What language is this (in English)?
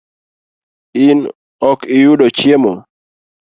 Luo (Kenya and Tanzania)